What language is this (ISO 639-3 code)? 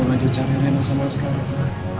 ind